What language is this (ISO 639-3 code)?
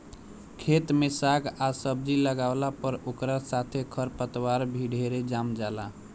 bho